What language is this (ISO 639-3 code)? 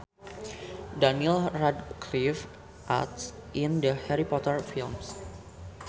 sun